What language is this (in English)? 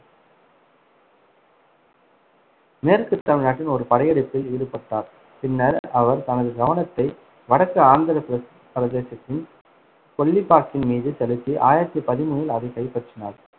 Tamil